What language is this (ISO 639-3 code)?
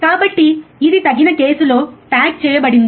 tel